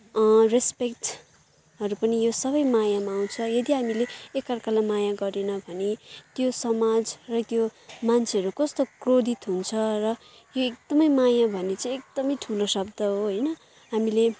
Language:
Nepali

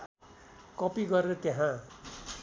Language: Nepali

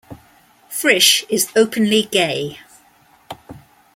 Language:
English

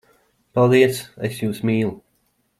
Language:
Latvian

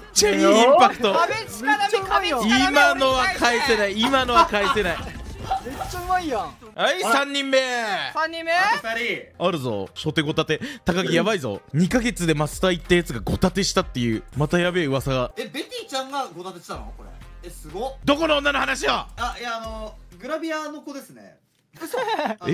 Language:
Japanese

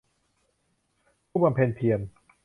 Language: Thai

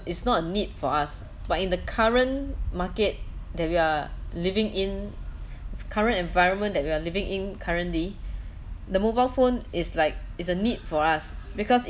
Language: English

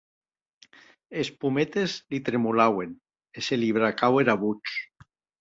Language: Occitan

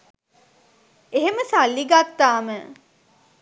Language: Sinhala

